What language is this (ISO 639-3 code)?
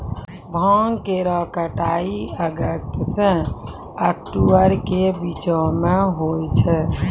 mai